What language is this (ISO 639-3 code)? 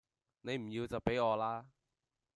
yue